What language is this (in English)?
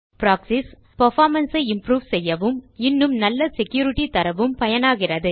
Tamil